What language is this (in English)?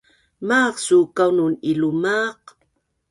Bunun